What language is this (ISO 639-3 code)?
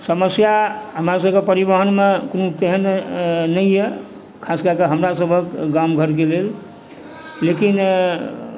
mai